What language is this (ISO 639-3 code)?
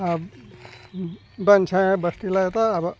nep